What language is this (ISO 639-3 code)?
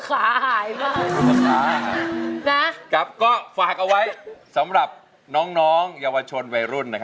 tha